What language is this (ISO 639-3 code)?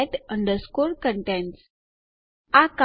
guj